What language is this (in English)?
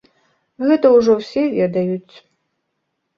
Belarusian